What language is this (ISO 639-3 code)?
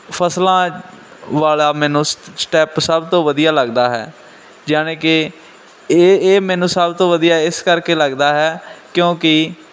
pan